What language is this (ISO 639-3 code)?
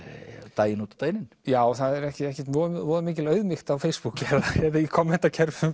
isl